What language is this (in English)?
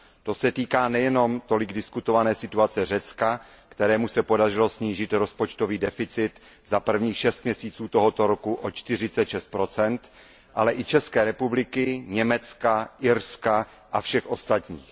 Czech